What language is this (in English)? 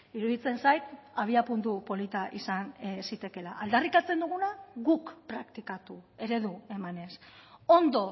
Basque